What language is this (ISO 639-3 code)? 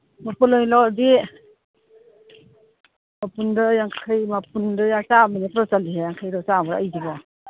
mni